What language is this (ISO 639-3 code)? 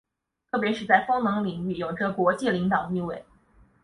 zho